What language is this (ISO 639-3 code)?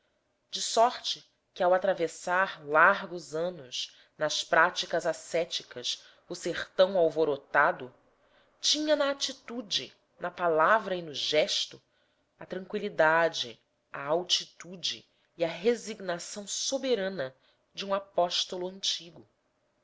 por